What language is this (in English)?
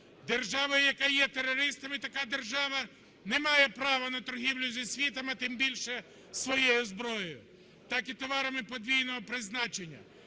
Ukrainian